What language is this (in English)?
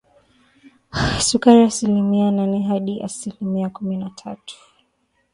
Swahili